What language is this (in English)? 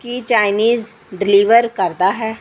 Punjabi